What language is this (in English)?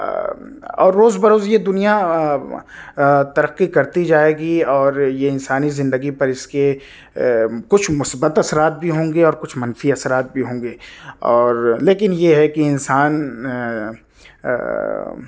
Urdu